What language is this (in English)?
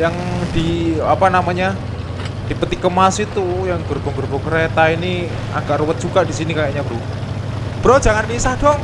Indonesian